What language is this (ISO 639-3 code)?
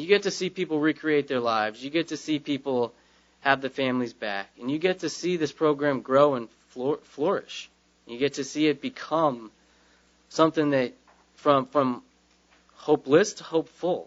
eng